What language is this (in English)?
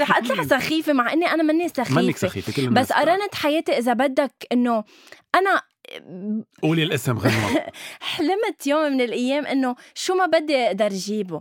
Arabic